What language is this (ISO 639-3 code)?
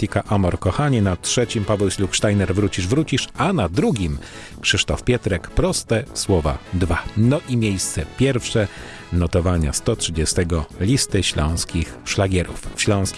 pol